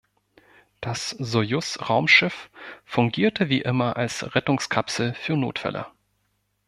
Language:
German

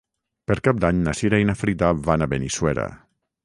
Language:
Catalan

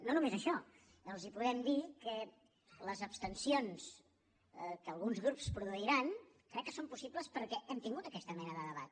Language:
Catalan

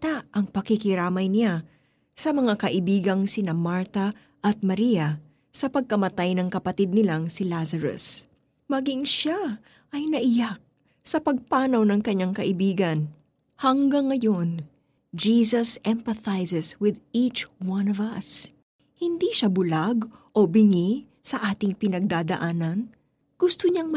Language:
Filipino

